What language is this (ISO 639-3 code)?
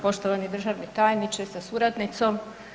hrv